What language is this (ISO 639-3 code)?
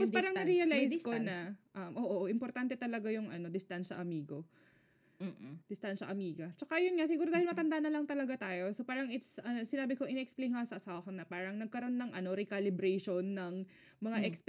fil